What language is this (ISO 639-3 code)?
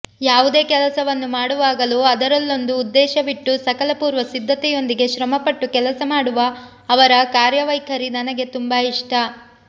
kan